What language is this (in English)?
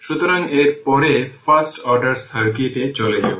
Bangla